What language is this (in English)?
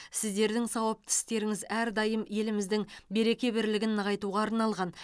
Kazakh